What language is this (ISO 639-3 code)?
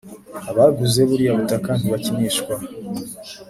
kin